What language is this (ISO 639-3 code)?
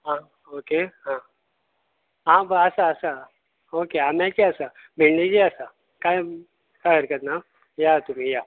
kok